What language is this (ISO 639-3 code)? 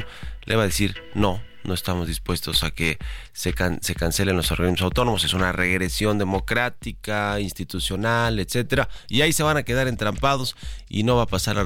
spa